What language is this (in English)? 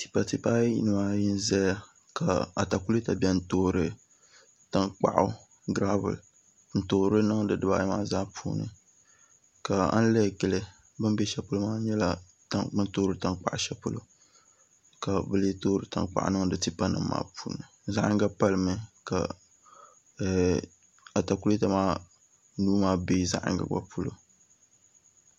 Dagbani